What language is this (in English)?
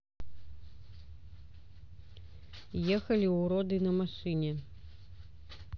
Russian